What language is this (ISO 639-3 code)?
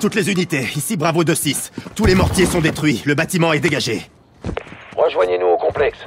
fra